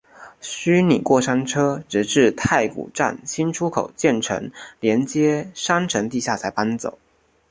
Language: Chinese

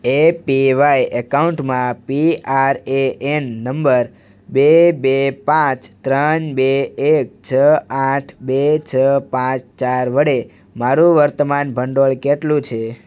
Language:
Gujarati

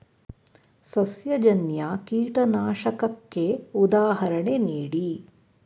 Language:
Kannada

